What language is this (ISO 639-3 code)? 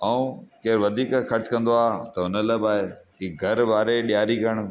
snd